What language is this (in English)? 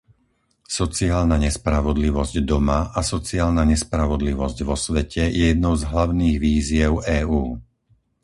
Slovak